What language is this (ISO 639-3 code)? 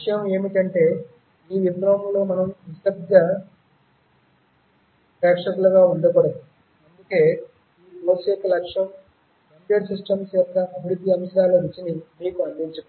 tel